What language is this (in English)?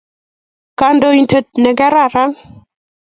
Kalenjin